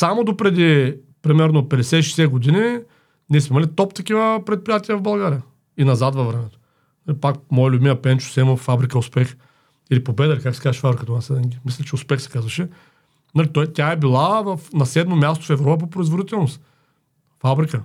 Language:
Bulgarian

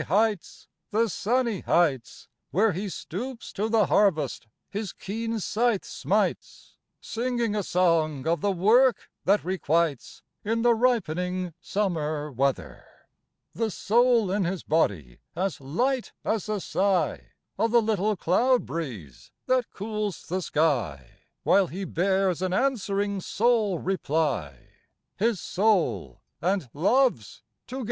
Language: English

